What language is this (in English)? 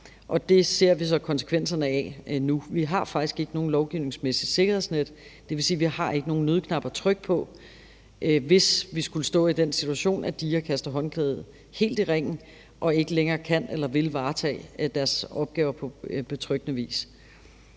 Danish